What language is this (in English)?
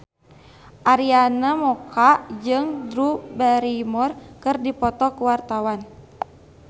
Sundanese